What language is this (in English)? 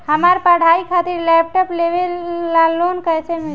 Bhojpuri